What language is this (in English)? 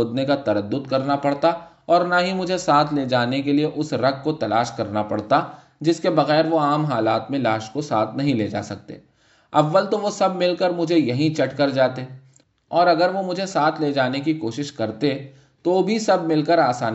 Urdu